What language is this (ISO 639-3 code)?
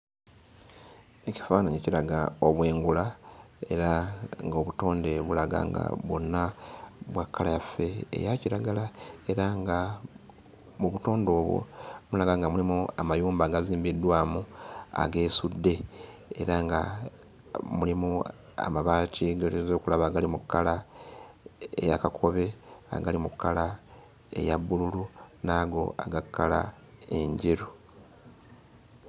lug